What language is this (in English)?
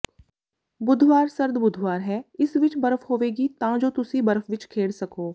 Punjabi